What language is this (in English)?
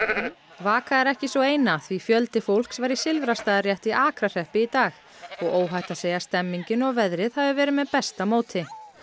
Icelandic